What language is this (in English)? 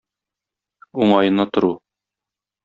Tatar